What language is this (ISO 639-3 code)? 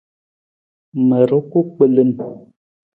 nmz